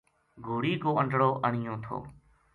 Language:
Gujari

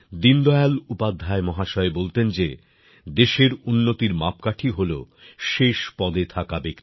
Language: Bangla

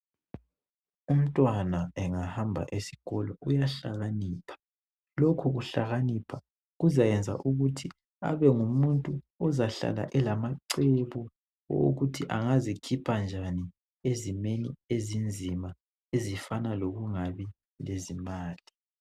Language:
North Ndebele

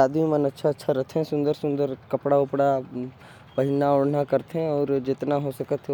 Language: Korwa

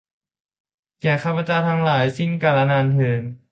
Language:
Thai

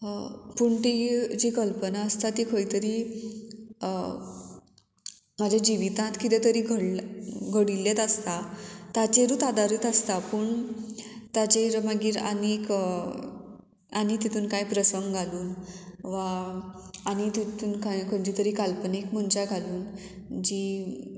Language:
Konkani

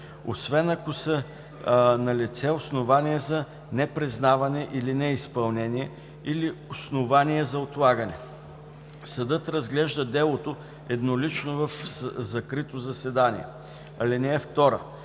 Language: Bulgarian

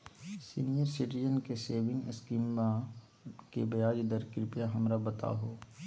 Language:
Magahi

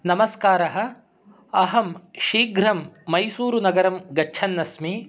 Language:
Sanskrit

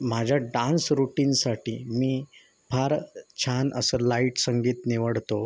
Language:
Marathi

